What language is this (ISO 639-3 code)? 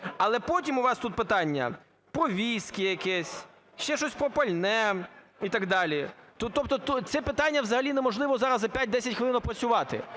ukr